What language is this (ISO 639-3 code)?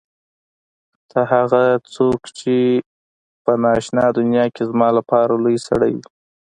pus